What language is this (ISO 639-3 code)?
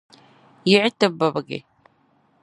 dag